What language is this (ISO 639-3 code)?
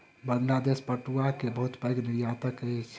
mai